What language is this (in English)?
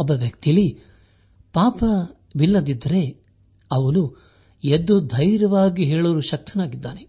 Kannada